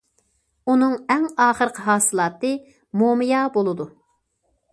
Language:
Uyghur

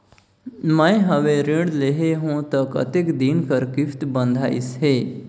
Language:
Chhattisgarhi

